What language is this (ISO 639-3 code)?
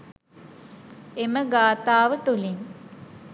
sin